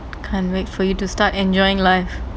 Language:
English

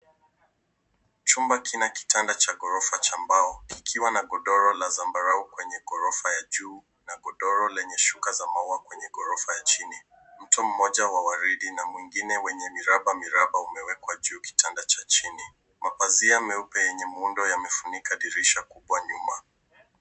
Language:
Swahili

